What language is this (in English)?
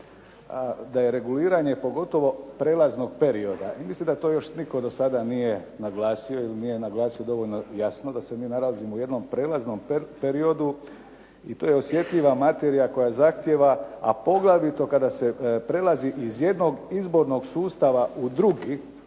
Croatian